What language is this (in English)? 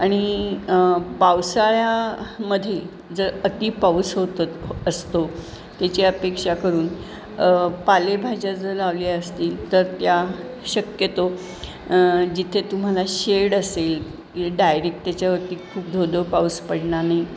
Marathi